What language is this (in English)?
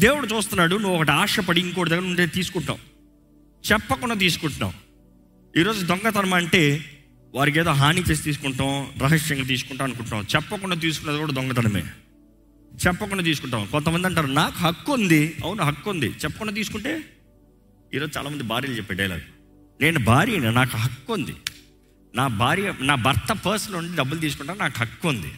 Telugu